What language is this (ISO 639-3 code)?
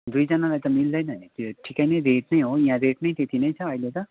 nep